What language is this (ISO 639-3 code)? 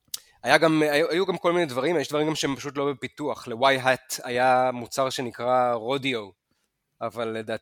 heb